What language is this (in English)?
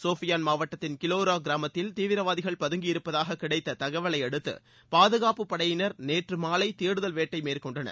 Tamil